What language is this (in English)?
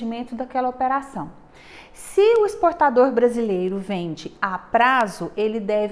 Portuguese